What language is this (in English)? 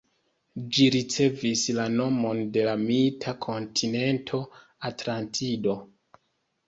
Esperanto